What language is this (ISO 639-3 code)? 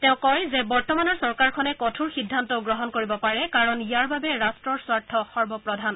asm